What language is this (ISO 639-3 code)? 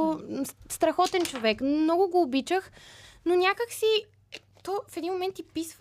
bul